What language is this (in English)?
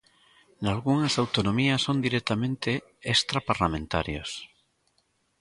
Galician